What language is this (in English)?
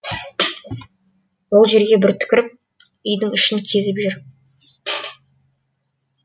Kazakh